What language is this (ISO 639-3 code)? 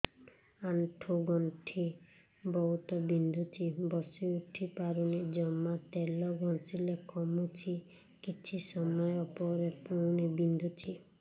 ori